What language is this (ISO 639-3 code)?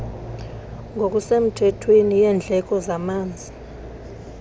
xho